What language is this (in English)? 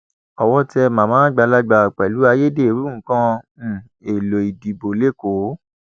Yoruba